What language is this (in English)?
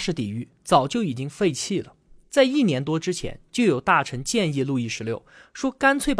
Chinese